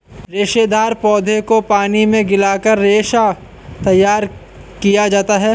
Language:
Hindi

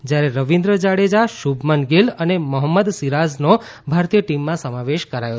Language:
Gujarati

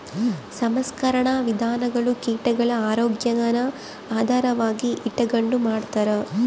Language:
Kannada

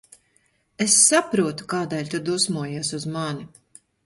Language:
Latvian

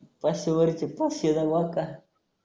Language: Marathi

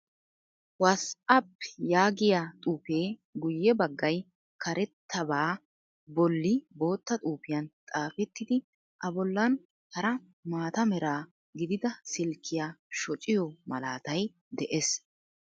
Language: Wolaytta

